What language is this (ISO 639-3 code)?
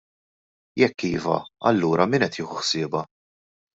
mlt